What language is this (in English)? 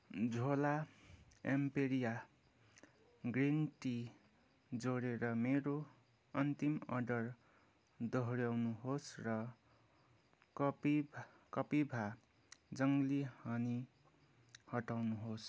Nepali